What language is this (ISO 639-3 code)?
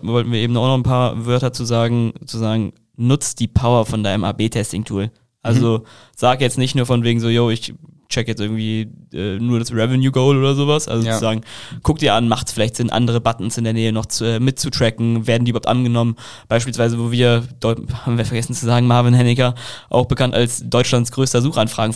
deu